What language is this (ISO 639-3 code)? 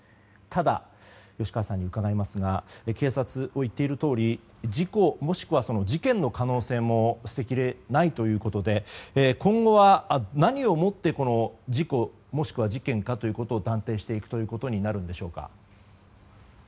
jpn